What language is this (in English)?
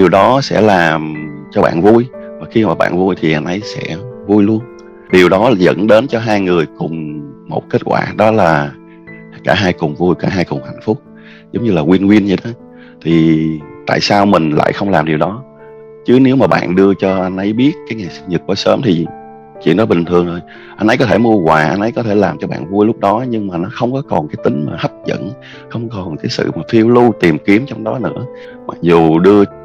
Vietnamese